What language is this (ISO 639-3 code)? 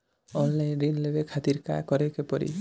bho